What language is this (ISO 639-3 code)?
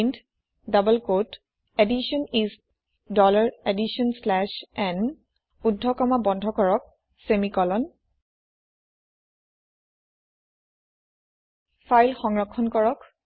asm